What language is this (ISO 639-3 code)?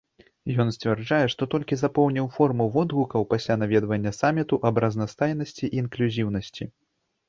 bel